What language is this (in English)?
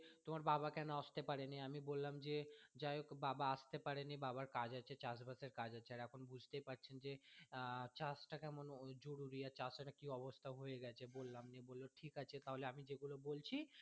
Bangla